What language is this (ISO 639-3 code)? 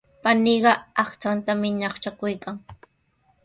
qws